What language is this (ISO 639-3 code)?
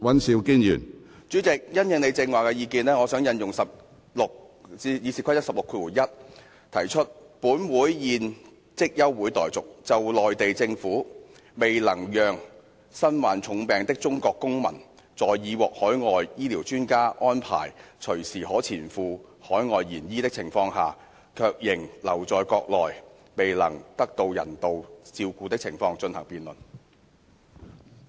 yue